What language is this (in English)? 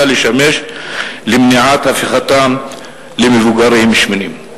Hebrew